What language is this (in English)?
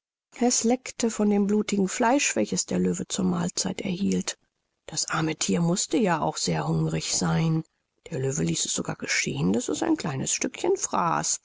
German